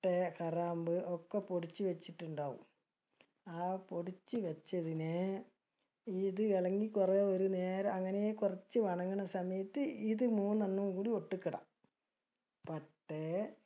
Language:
Malayalam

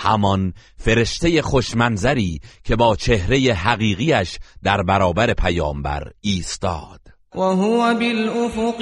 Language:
Persian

